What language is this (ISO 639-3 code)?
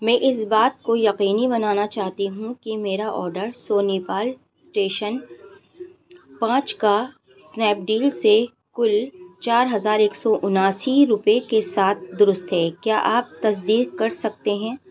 urd